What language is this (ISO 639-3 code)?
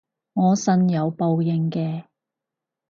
yue